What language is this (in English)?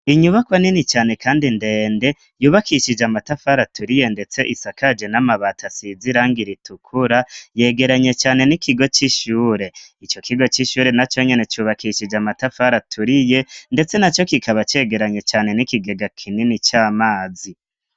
Rundi